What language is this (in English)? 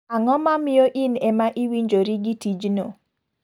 Luo (Kenya and Tanzania)